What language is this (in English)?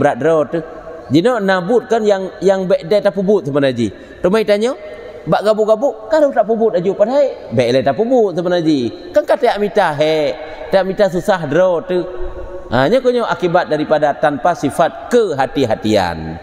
Malay